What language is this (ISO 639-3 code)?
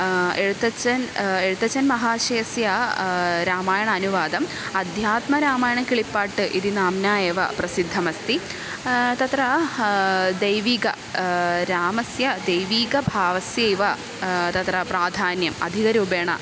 san